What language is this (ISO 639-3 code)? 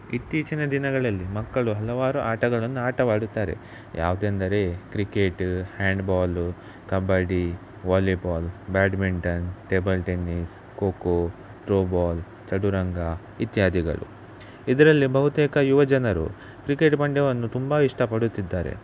kan